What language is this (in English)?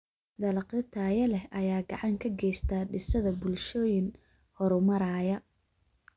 Somali